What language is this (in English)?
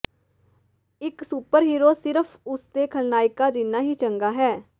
Punjabi